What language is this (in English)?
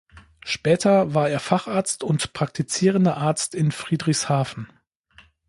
German